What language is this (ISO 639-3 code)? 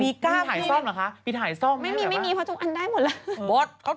tha